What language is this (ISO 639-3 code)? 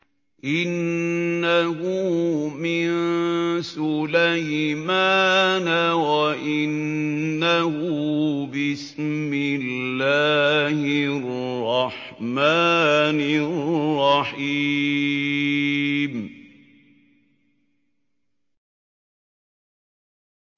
ara